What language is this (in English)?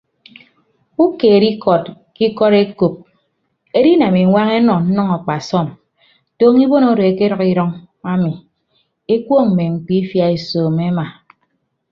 Ibibio